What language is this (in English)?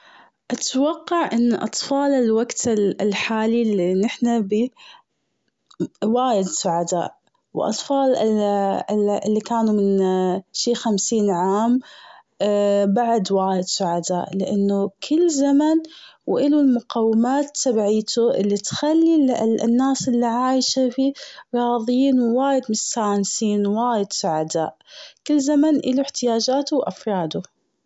Gulf Arabic